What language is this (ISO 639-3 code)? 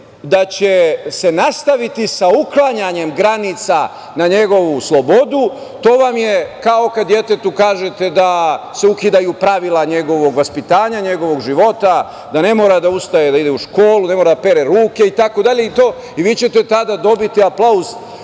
srp